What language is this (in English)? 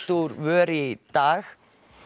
Icelandic